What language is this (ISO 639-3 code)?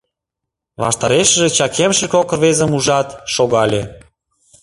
chm